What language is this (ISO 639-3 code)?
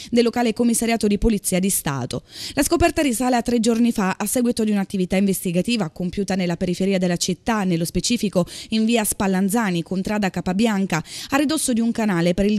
ita